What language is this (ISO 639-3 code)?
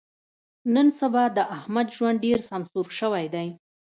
pus